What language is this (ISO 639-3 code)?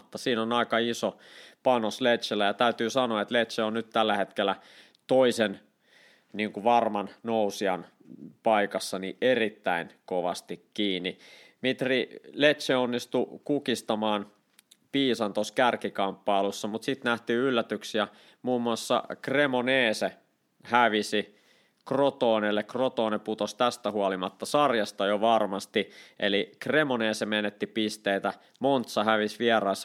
fin